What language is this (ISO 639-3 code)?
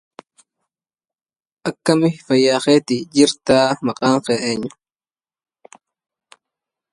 ara